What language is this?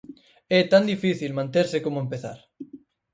Galician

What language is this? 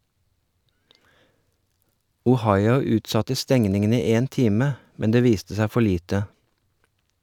Norwegian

